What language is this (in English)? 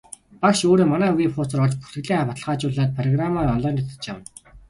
Mongolian